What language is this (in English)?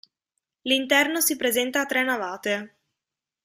Italian